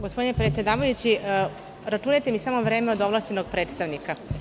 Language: Serbian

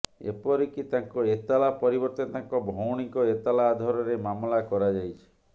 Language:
Odia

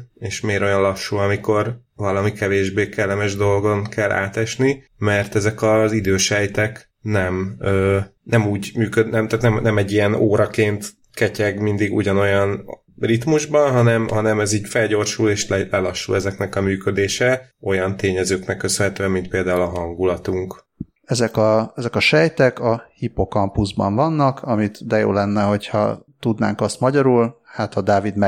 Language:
Hungarian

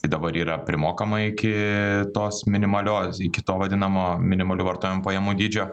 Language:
Lithuanian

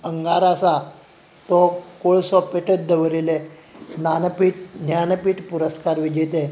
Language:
Konkani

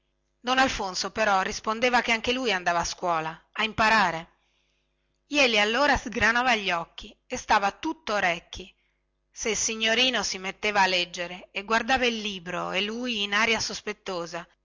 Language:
Italian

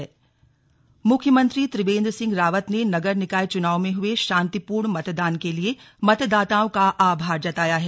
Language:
Hindi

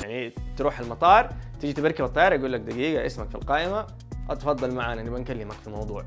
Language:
Arabic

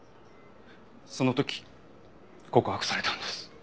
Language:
Japanese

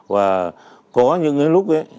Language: Vietnamese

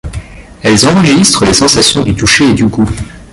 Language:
French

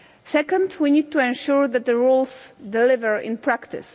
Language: English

